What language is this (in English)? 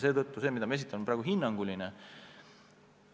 Estonian